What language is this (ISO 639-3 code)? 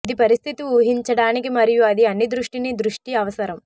tel